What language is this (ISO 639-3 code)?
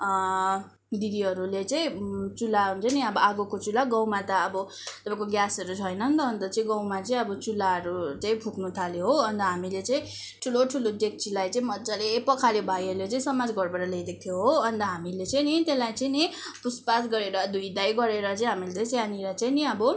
nep